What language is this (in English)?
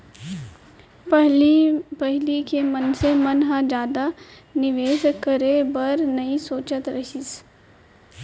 Chhattisgarhi